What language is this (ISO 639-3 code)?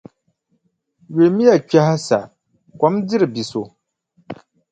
dag